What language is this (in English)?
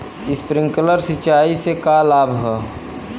Bhojpuri